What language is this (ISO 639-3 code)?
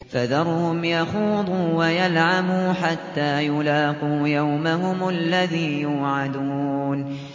ara